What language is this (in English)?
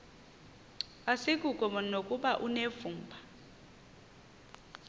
Xhosa